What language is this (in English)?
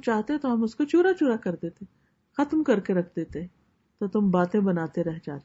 Urdu